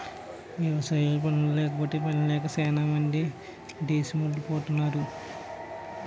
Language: Telugu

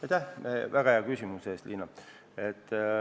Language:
Estonian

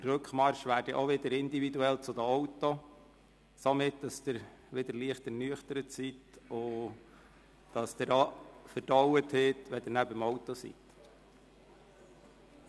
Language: Swiss German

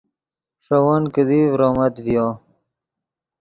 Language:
Yidgha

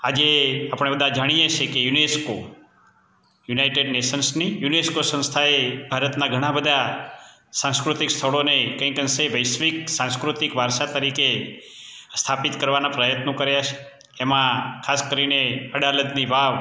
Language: Gujarati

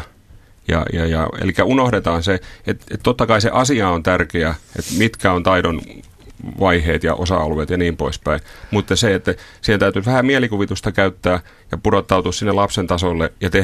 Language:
Finnish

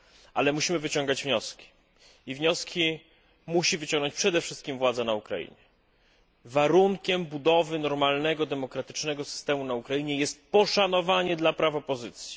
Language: Polish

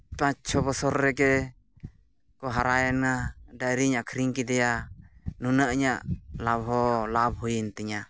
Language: Santali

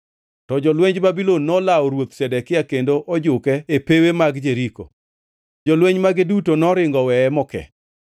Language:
Luo (Kenya and Tanzania)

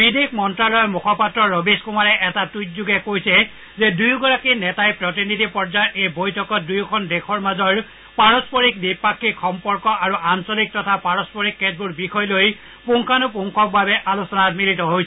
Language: Assamese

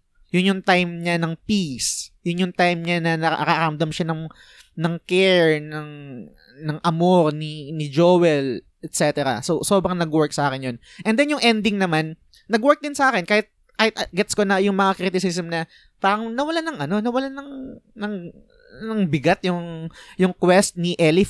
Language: Filipino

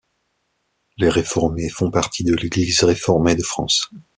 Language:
French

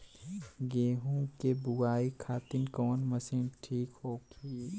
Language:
Bhojpuri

